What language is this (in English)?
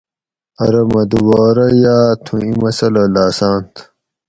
Gawri